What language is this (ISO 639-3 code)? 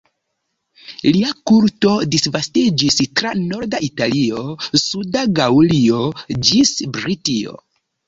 epo